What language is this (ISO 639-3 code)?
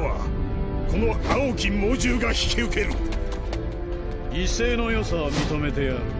jpn